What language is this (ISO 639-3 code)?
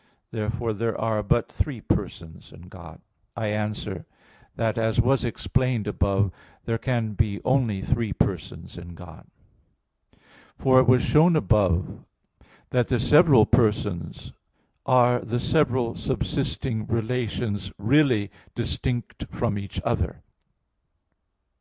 eng